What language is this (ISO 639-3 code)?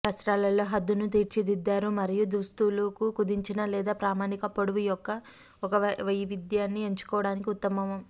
tel